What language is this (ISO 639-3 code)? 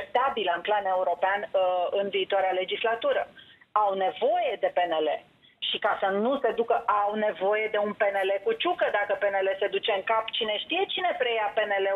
ron